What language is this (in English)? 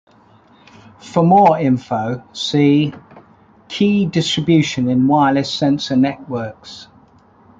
English